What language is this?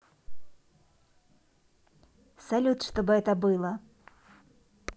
Russian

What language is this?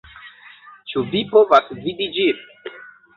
Esperanto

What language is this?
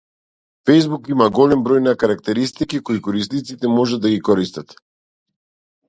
Macedonian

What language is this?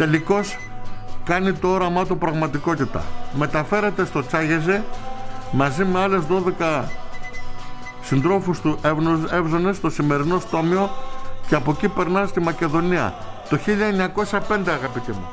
Greek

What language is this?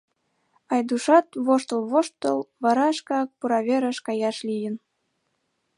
Mari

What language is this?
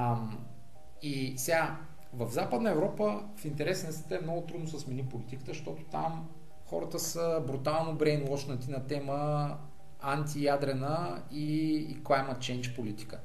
Bulgarian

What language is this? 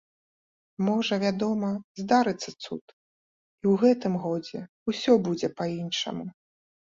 Belarusian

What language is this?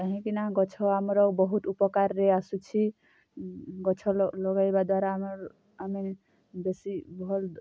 Odia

